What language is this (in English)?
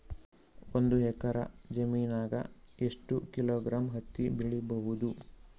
Kannada